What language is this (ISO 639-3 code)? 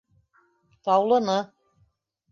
bak